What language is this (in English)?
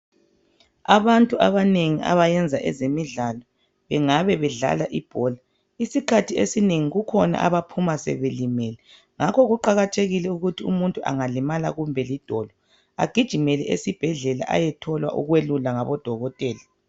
North Ndebele